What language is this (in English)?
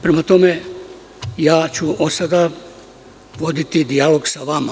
Serbian